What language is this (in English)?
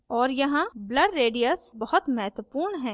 Hindi